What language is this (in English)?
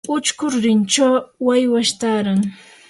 Yanahuanca Pasco Quechua